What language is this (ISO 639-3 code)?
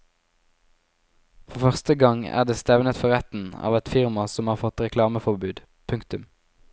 nor